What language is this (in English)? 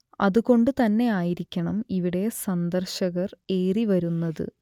Malayalam